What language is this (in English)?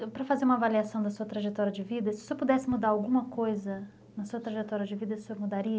Portuguese